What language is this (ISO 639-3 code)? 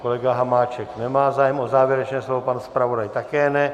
ces